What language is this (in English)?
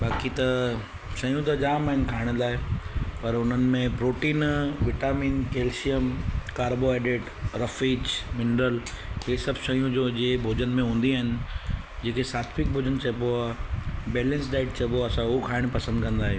Sindhi